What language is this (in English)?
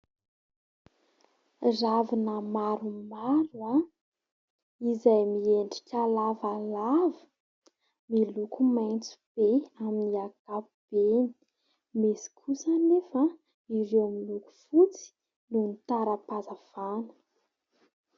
Malagasy